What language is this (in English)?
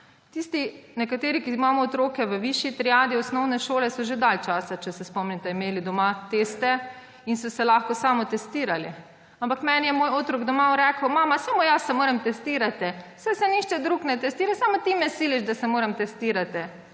Slovenian